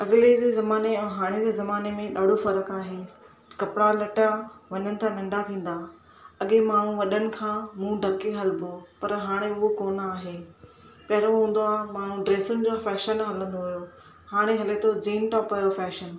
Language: Sindhi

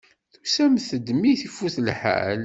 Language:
Kabyle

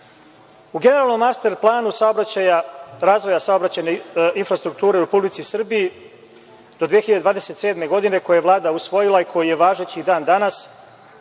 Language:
Serbian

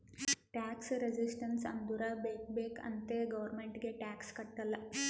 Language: Kannada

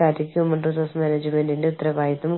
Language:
Malayalam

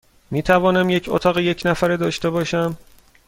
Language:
Persian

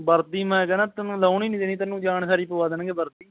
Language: Punjabi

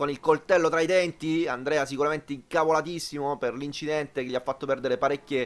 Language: Italian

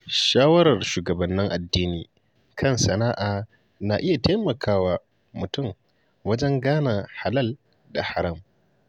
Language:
Hausa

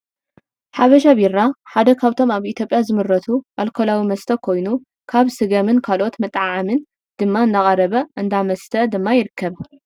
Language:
Tigrinya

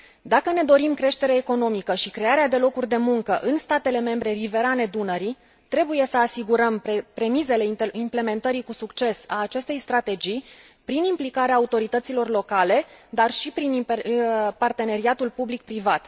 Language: Romanian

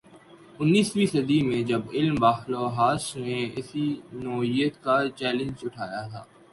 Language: Urdu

